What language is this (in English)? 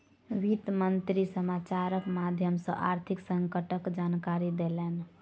Maithili